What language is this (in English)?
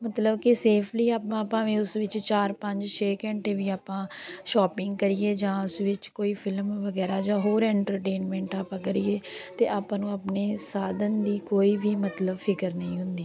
Punjabi